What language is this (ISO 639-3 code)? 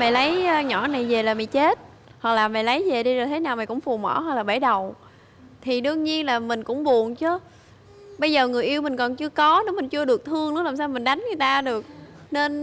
vie